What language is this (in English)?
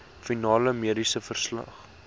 Afrikaans